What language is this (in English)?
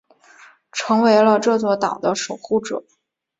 Chinese